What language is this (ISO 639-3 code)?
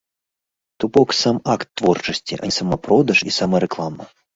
bel